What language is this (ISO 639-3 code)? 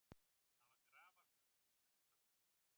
isl